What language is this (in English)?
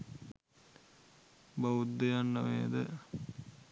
Sinhala